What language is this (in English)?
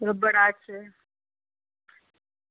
Dogri